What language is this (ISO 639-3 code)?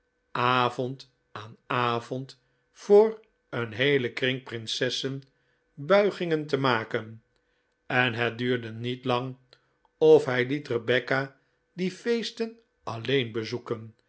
nld